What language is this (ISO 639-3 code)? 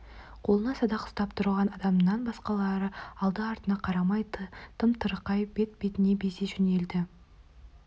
kaz